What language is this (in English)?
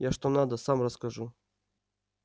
Russian